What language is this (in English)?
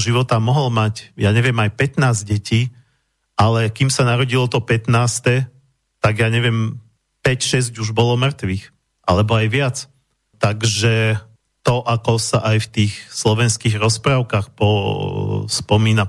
Slovak